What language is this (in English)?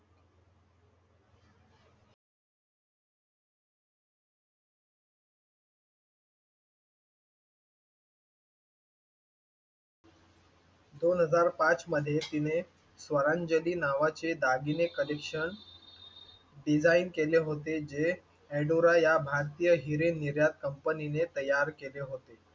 Marathi